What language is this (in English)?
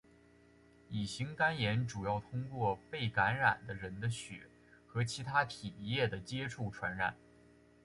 Chinese